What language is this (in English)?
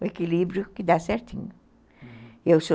Portuguese